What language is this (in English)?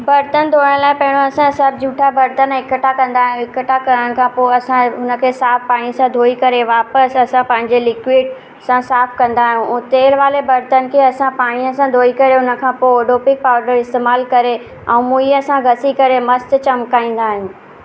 Sindhi